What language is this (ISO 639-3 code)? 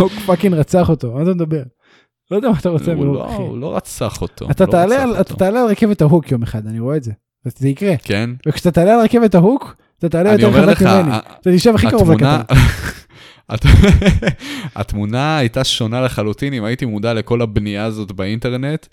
heb